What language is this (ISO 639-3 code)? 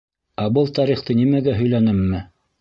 bak